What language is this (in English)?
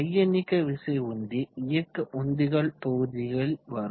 Tamil